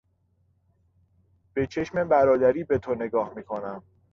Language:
Persian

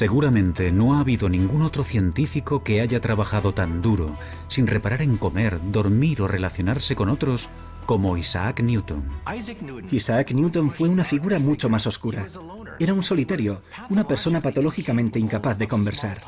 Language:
Spanish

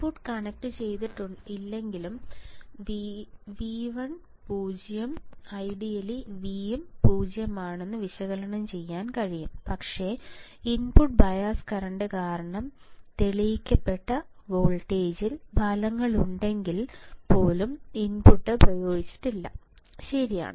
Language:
Malayalam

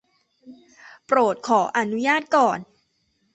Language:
Thai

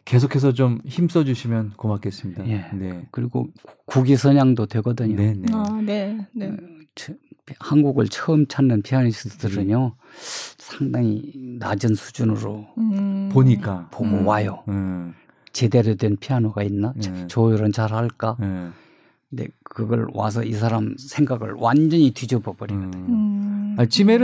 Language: Korean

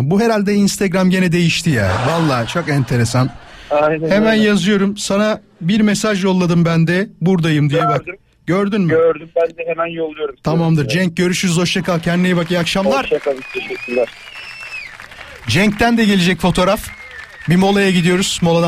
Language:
Turkish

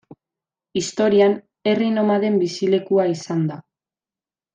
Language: Basque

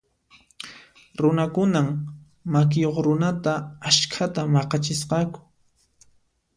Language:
Puno Quechua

